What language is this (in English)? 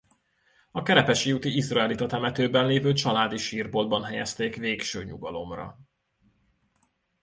Hungarian